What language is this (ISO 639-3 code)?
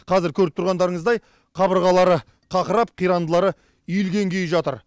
kaz